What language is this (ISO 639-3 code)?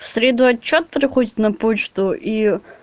rus